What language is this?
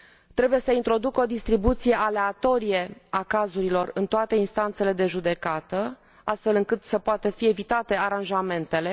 Romanian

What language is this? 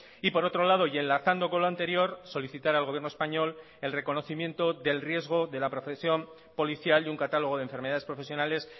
Spanish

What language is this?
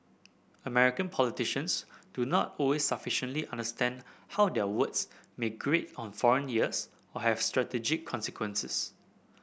English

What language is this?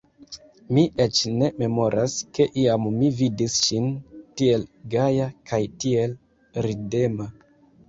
Esperanto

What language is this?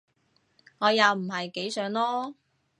Cantonese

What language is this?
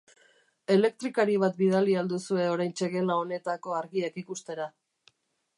Basque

